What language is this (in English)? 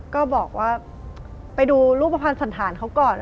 Thai